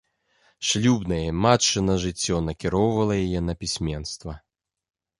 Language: Belarusian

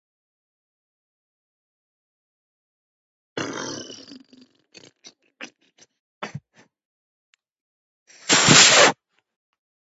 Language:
Georgian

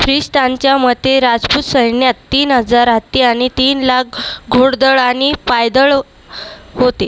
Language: Marathi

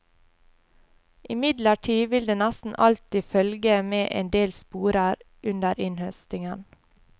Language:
Norwegian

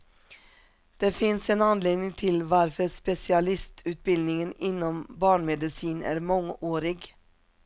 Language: Swedish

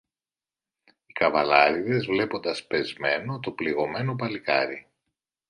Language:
Greek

